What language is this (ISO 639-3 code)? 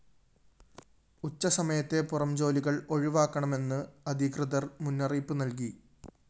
mal